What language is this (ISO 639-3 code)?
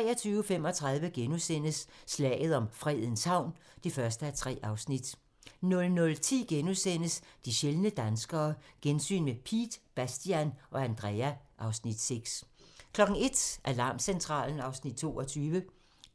dan